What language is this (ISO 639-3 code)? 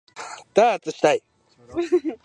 jpn